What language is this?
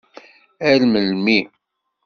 Kabyle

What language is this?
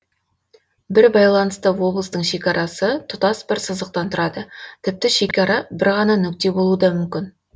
Kazakh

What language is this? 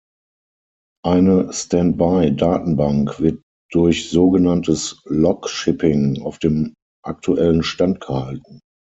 German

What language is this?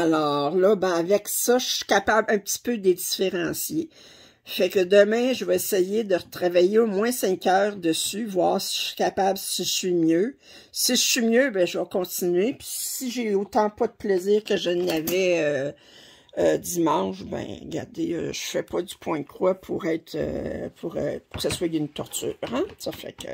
French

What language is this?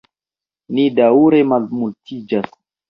Esperanto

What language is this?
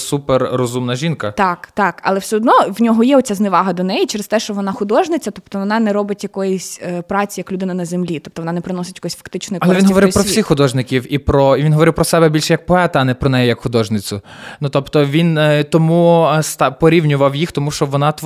Ukrainian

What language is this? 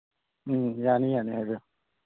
Manipuri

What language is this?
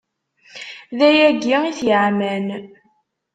Kabyle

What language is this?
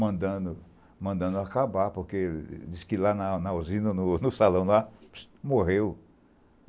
Portuguese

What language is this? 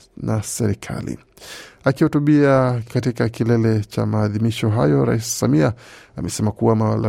Swahili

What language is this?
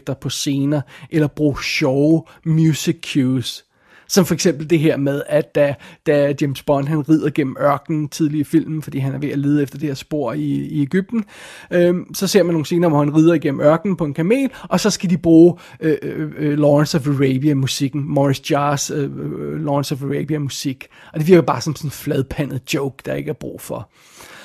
Danish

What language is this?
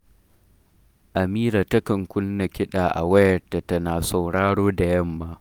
Hausa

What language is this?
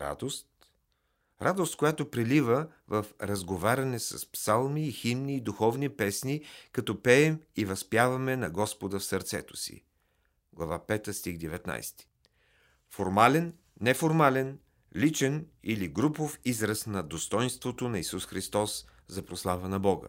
Bulgarian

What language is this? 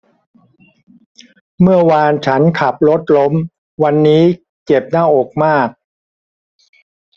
Thai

